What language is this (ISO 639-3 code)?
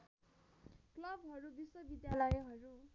nep